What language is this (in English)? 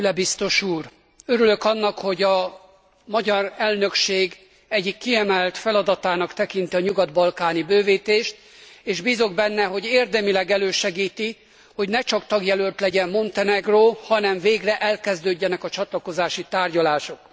Hungarian